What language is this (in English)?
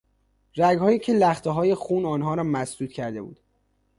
Persian